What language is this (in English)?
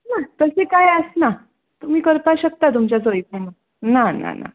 Konkani